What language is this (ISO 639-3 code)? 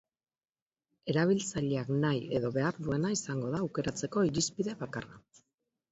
eus